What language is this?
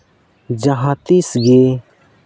Santali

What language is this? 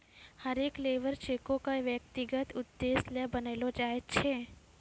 Maithili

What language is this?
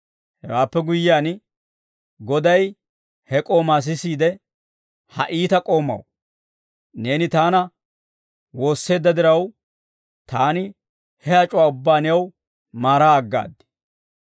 Dawro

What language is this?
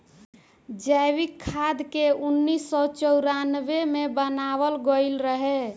Bhojpuri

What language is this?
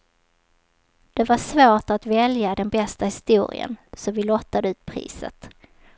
Swedish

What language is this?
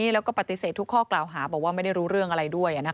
Thai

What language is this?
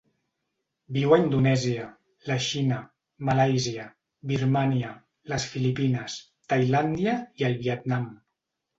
Catalan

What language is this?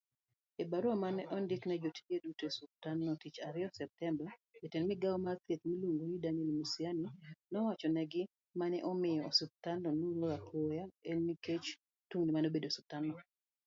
Luo (Kenya and Tanzania)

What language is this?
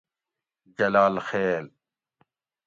Gawri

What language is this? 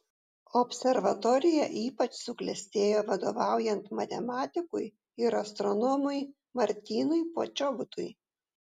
Lithuanian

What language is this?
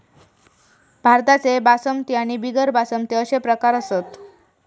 Marathi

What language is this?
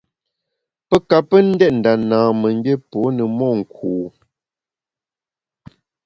Bamun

